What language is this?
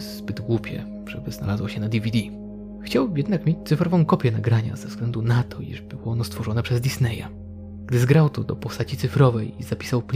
Polish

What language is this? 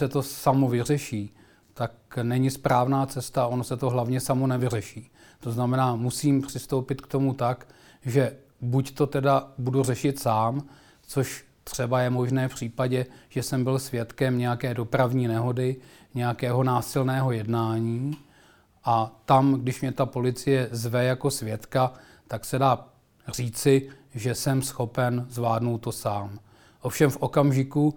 Czech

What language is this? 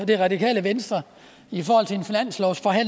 Danish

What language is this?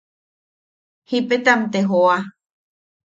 Yaqui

